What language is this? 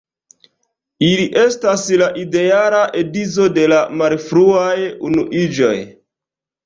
Esperanto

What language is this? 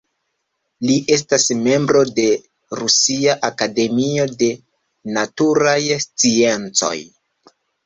Esperanto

